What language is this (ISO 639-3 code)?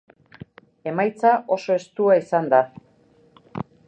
eus